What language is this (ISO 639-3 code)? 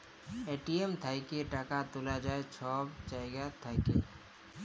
ben